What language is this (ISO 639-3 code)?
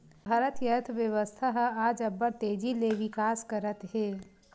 hne